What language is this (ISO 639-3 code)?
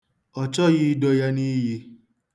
ibo